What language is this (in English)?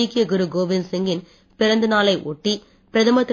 Tamil